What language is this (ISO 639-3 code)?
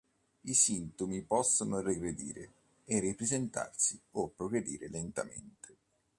ita